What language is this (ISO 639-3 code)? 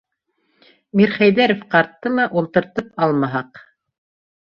bak